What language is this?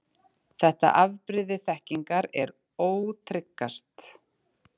Icelandic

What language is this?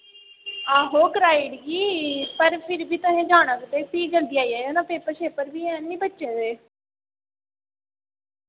Dogri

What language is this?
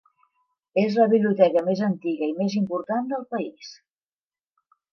Catalan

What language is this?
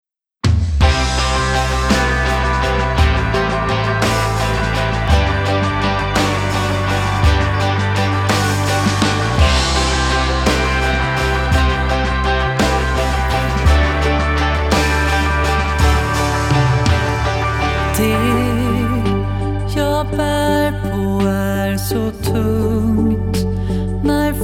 Swedish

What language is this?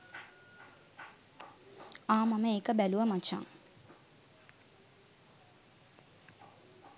Sinhala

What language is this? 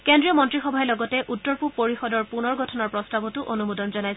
Assamese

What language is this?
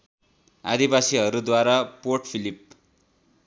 Nepali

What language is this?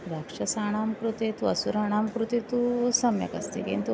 Sanskrit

